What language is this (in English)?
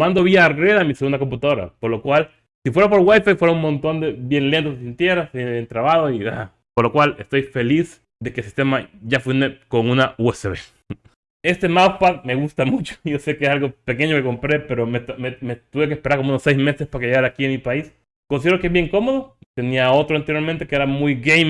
Spanish